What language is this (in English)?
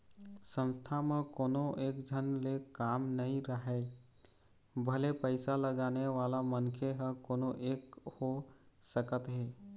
Chhattisgarhi